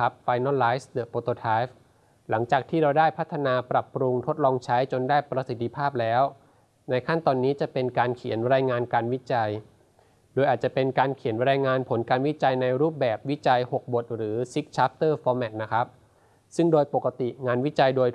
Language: Thai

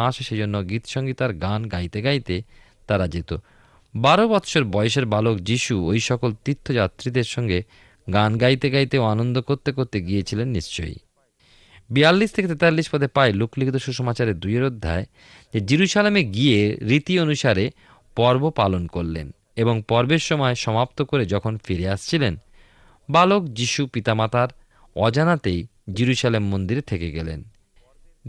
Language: Bangla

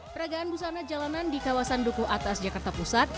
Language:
Indonesian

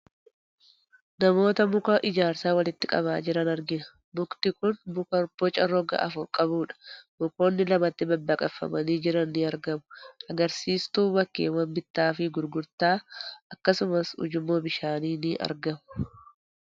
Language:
Oromo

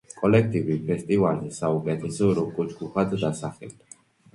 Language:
Georgian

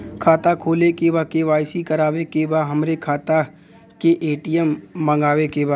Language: Bhojpuri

